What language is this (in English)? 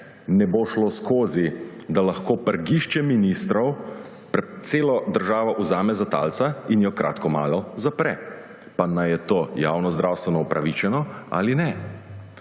Slovenian